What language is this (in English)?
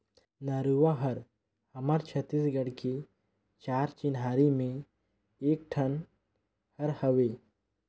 Chhattisgarhi